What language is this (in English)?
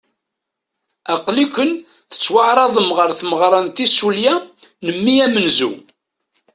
Kabyle